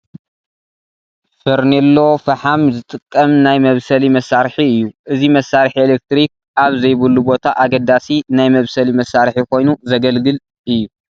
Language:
Tigrinya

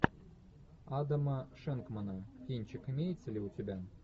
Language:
Russian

